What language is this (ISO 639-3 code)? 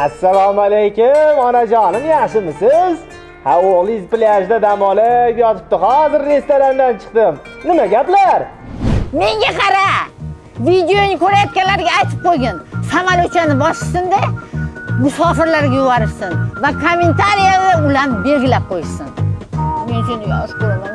tur